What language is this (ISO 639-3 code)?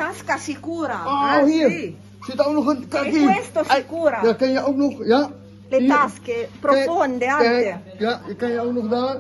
nld